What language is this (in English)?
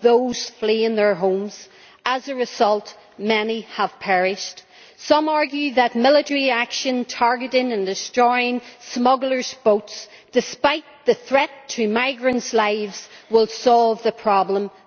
English